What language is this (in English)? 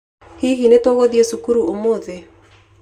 Kikuyu